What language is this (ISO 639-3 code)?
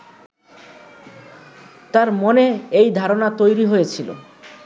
ben